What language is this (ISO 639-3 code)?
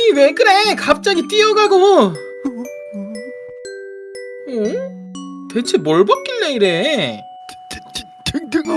kor